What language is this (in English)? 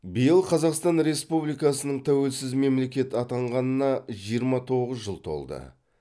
Kazakh